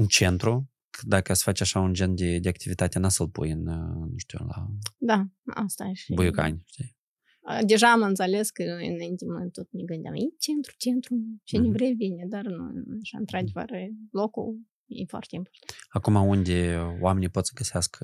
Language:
Romanian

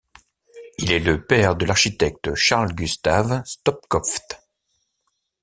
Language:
French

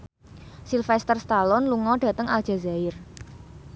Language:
Javanese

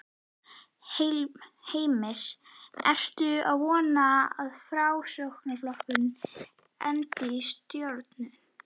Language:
Icelandic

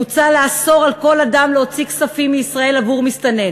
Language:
Hebrew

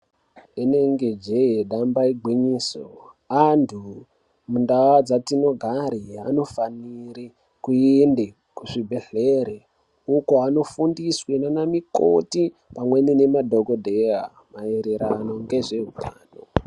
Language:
Ndau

